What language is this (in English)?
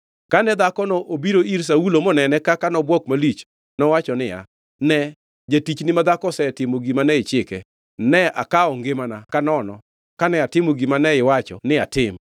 Luo (Kenya and Tanzania)